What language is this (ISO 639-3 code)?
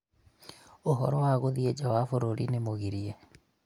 kik